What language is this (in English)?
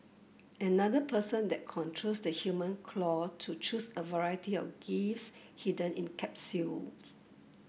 English